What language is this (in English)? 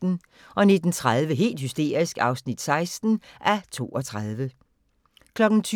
Danish